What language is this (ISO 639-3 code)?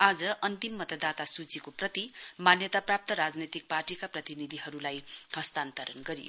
nep